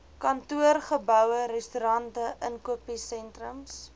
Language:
Afrikaans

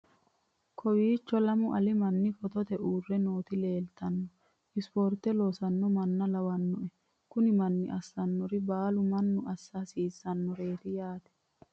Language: Sidamo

